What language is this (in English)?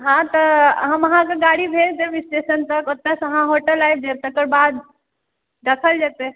Maithili